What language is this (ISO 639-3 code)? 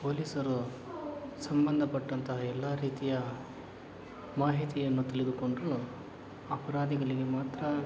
kan